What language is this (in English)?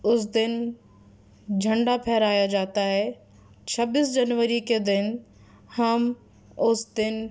Urdu